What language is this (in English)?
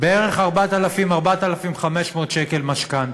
Hebrew